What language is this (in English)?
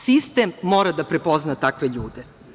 Serbian